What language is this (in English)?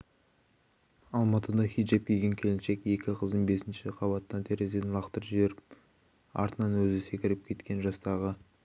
Kazakh